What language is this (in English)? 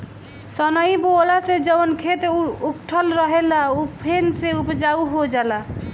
Bhojpuri